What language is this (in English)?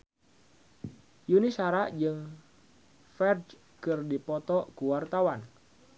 Sundanese